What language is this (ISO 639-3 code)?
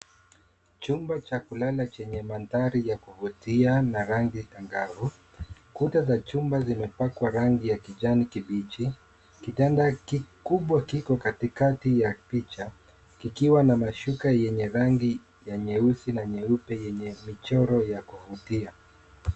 swa